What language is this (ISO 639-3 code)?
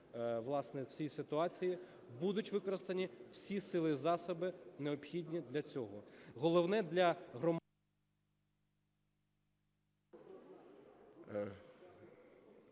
ukr